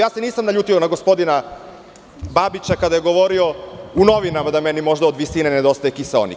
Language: Serbian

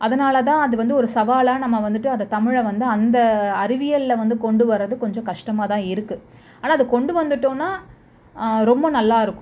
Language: Tamil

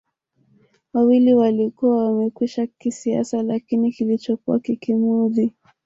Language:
Swahili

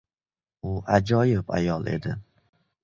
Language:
Uzbek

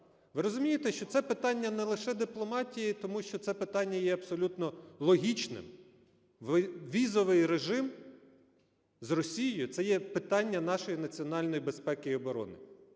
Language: Ukrainian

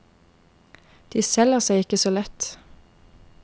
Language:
Norwegian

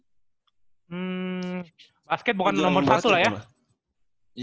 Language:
Indonesian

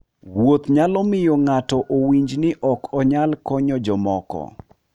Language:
Luo (Kenya and Tanzania)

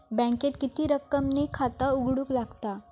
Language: Marathi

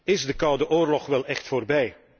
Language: Dutch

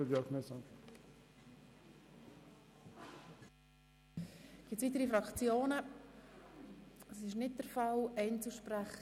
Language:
Swiss German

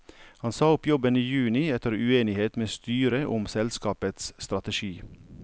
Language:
Norwegian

